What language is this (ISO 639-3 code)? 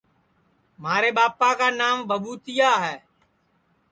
ssi